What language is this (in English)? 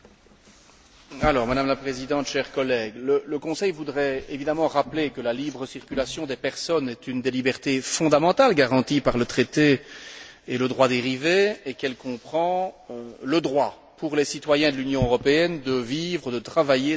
French